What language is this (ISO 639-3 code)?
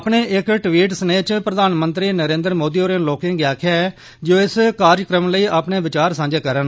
doi